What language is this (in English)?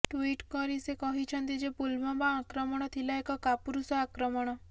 Odia